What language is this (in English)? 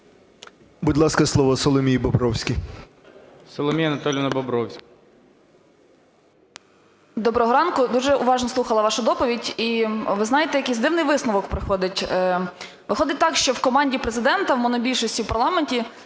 Ukrainian